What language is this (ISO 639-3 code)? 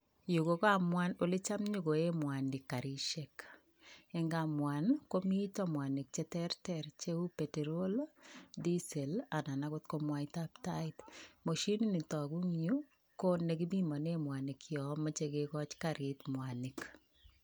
kln